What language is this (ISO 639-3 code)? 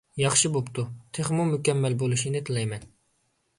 uig